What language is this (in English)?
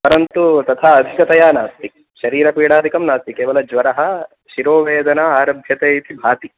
Sanskrit